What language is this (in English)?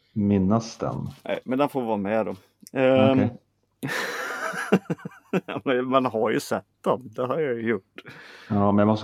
Swedish